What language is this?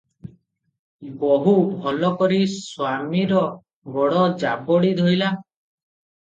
Odia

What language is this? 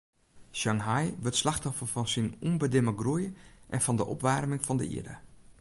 Western Frisian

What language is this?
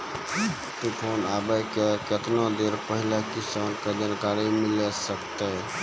Maithili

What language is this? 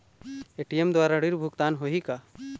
Chhattisgarhi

